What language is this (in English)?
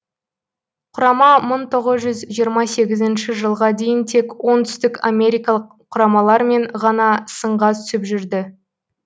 Kazakh